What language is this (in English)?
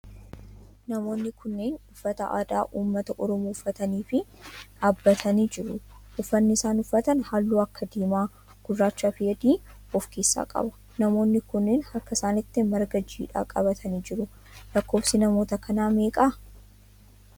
Oromo